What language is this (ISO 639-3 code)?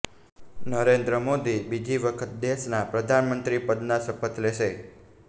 guj